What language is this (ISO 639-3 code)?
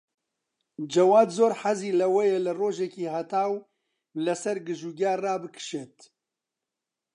ckb